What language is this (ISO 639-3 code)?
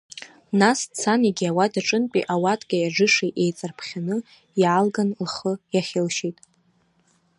abk